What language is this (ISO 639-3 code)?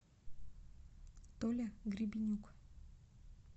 rus